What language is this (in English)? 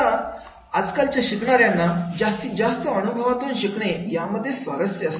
Marathi